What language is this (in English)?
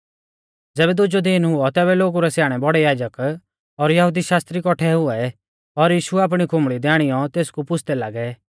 Mahasu Pahari